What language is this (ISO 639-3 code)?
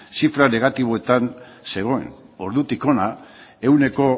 eus